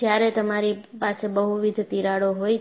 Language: Gujarati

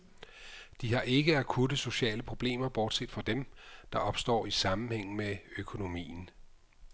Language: Danish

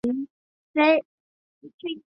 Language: Chinese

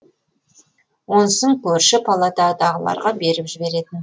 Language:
Kazakh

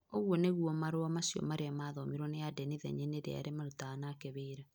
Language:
Kikuyu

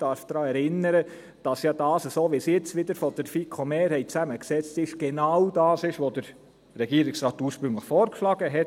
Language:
Swiss German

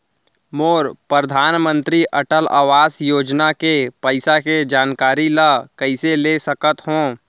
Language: Chhattisgarhi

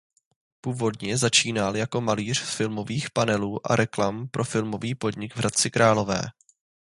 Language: Czech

